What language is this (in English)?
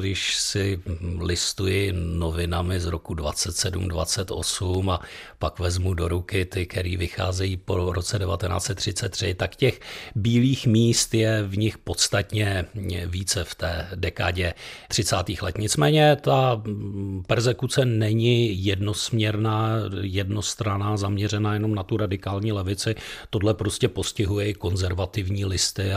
Czech